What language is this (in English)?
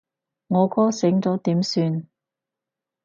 Cantonese